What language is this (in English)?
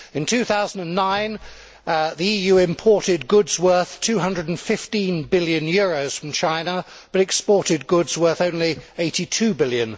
English